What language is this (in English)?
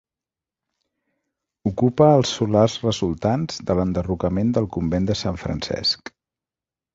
Catalan